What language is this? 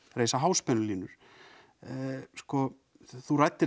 Icelandic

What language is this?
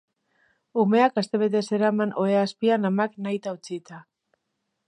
Basque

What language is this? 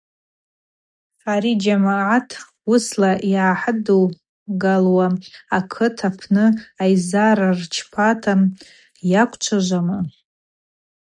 Abaza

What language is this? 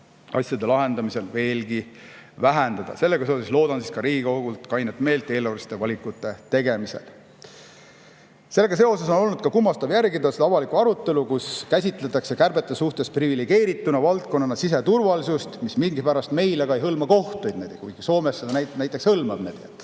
Estonian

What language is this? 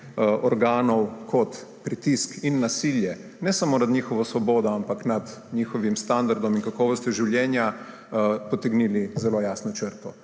Slovenian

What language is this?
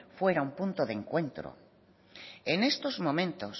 Spanish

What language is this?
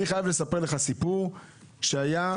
Hebrew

